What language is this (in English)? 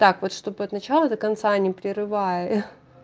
Russian